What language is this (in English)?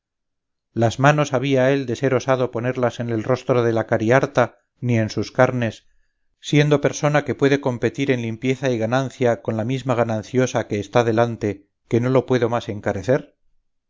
Spanish